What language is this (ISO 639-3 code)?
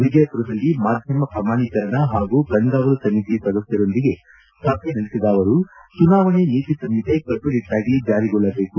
kan